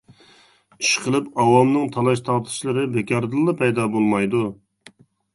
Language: Uyghur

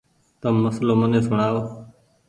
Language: Goaria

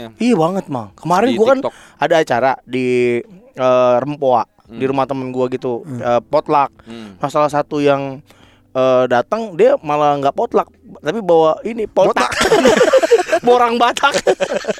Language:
Indonesian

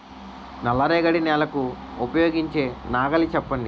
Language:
Telugu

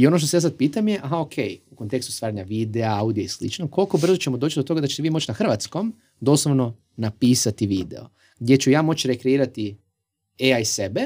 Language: Croatian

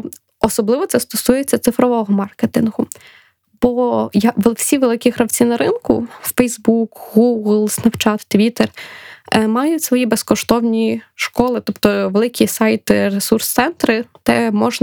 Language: Ukrainian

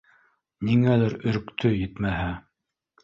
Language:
Bashkir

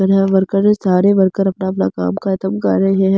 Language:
Hindi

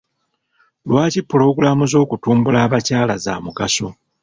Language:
Ganda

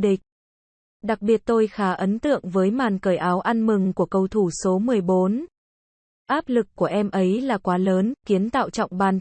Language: Vietnamese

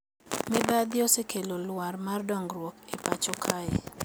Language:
Luo (Kenya and Tanzania)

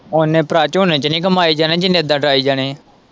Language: Punjabi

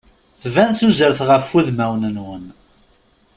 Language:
Kabyle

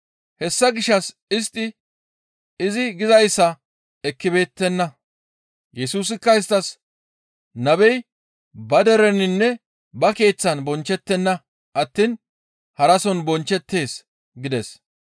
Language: Gamo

